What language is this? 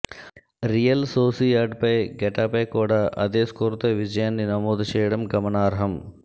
Telugu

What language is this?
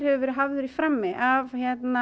Icelandic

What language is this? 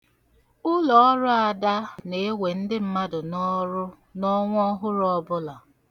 Igbo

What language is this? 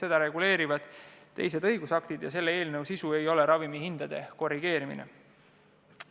Estonian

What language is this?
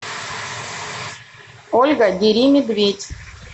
Russian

